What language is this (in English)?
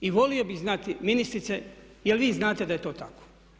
Croatian